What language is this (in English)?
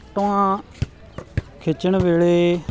Punjabi